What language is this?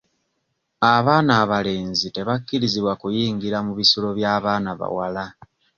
Ganda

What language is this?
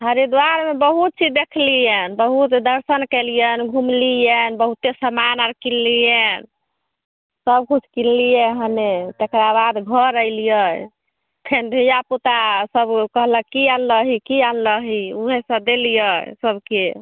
Maithili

